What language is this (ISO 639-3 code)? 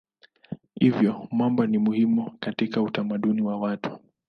swa